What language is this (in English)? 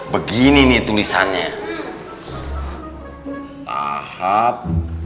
Indonesian